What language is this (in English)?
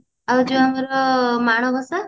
Odia